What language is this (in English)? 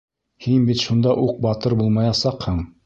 Bashkir